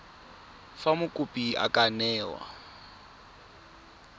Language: Tswana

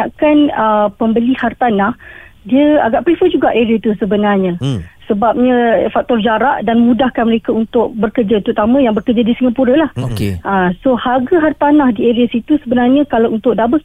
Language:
Malay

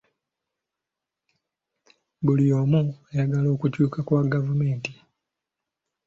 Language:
Ganda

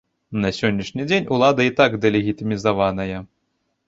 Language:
Belarusian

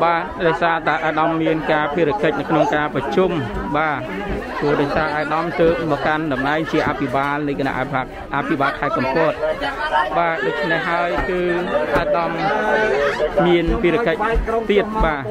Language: Thai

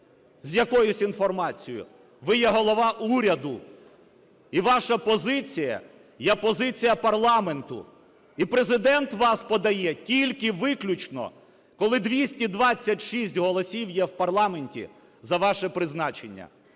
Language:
Ukrainian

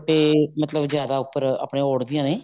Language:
Punjabi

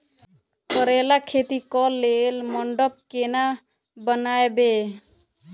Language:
Maithili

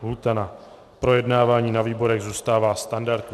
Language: Czech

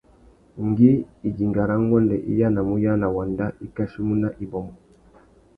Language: Tuki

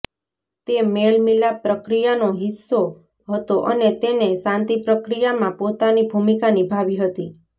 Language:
Gujarati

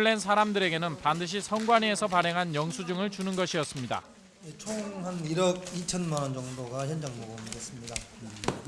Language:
Korean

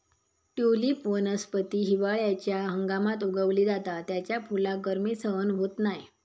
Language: Marathi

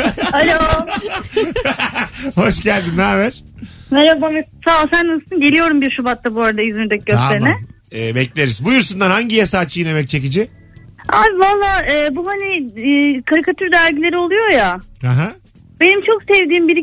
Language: Turkish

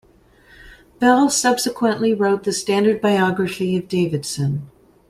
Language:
English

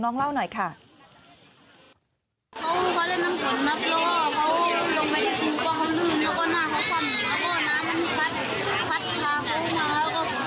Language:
Thai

